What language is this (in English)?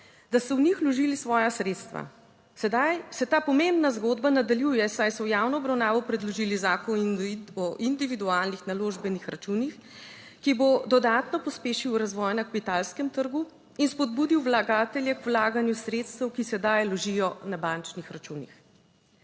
Slovenian